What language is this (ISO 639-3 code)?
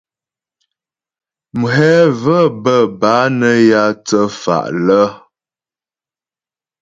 bbj